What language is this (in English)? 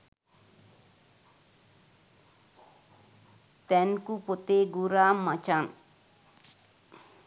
Sinhala